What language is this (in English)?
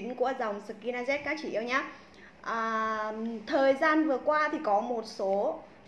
Vietnamese